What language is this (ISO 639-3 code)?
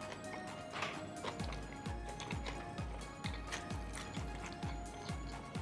jpn